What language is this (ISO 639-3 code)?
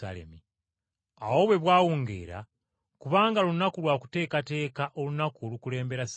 lug